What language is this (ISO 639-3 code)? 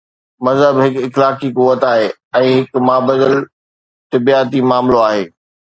snd